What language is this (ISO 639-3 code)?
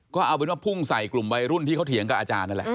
tha